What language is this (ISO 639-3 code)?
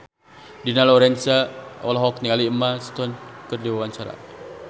sun